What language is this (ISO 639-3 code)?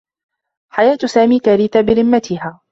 ara